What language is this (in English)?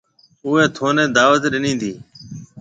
Marwari (Pakistan)